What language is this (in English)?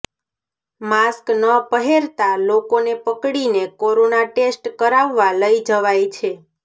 Gujarati